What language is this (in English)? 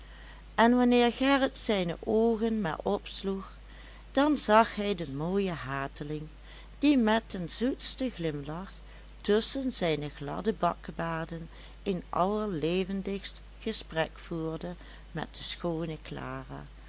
Dutch